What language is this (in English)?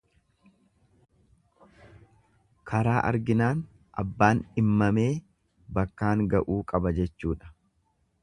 Oromo